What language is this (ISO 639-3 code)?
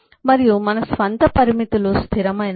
tel